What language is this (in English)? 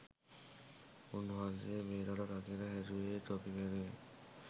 Sinhala